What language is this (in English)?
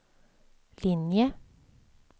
Swedish